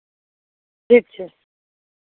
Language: Maithili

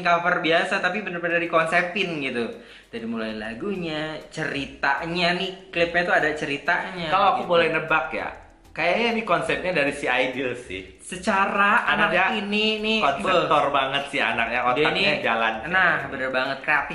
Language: Indonesian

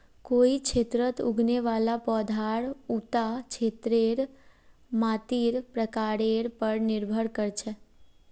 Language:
Magahi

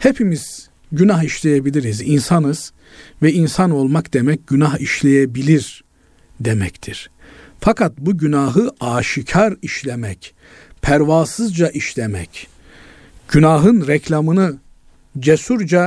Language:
Turkish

